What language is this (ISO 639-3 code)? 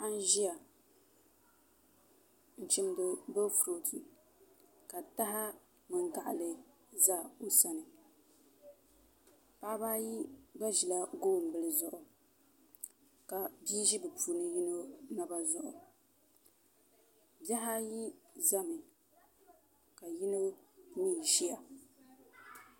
dag